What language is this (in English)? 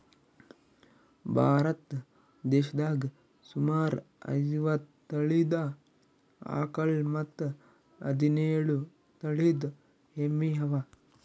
Kannada